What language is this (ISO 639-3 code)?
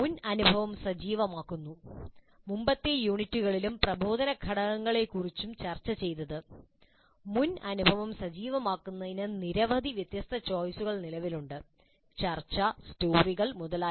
mal